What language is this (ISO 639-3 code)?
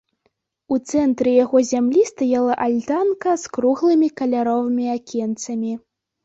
bel